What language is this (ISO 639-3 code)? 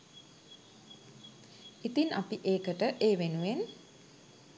sin